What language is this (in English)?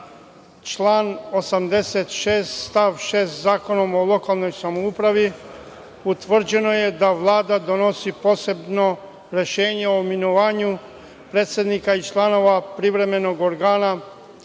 Serbian